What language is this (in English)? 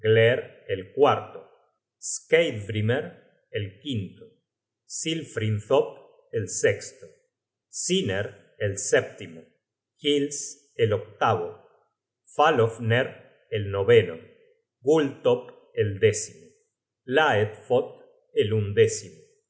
Spanish